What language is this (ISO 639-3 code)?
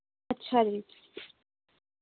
pan